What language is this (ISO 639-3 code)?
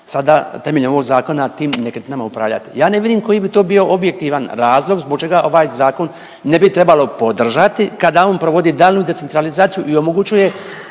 hrv